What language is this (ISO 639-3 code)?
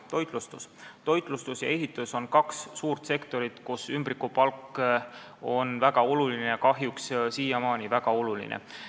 est